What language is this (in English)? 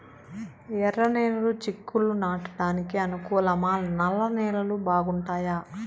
Telugu